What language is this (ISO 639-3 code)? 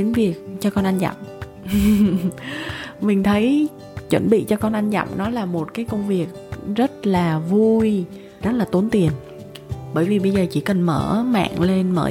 vie